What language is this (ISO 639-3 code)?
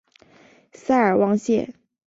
zho